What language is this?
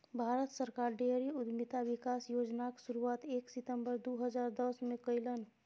Maithili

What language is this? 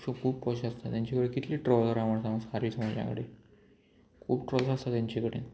Konkani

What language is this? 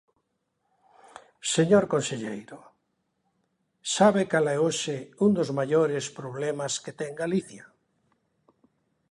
Galician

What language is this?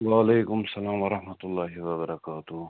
Kashmiri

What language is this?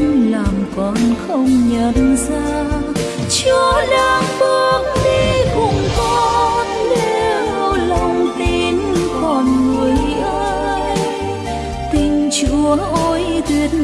Vietnamese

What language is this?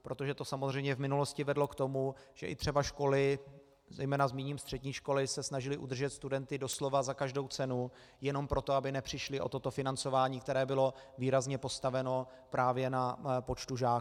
Czech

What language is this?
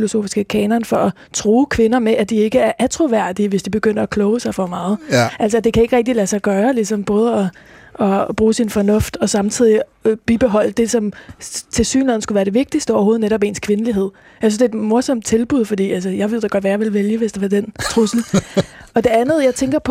Danish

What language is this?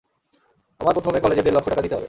Bangla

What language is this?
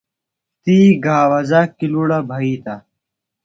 Phalura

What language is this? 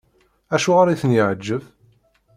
Kabyle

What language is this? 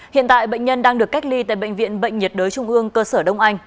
Vietnamese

